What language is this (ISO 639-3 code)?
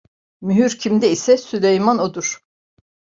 tur